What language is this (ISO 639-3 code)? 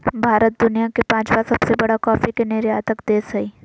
mag